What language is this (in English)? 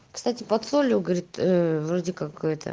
Russian